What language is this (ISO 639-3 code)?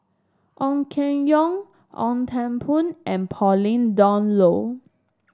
eng